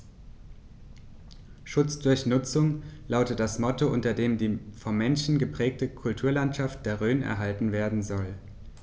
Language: German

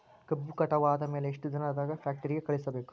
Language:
Kannada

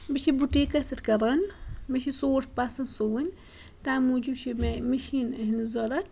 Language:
Kashmiri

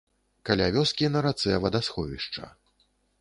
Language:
Belarusian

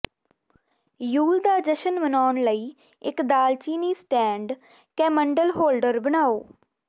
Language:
Punjabi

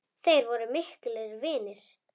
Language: Icelandic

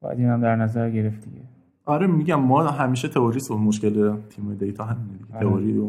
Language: Persian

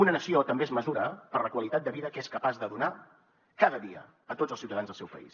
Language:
Catalan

